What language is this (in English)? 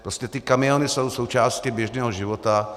Czech